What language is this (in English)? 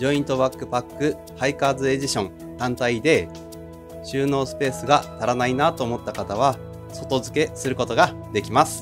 Japanese